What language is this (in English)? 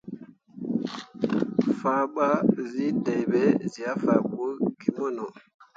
Mundang